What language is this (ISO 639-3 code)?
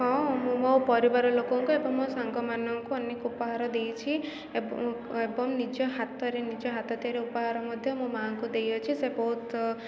ori